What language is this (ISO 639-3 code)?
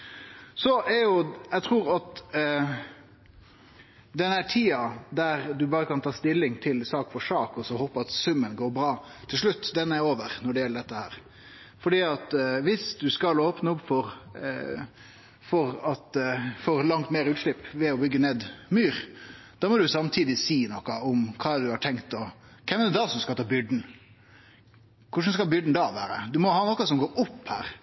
nno